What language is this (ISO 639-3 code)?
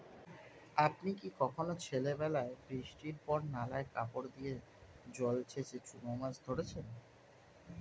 ben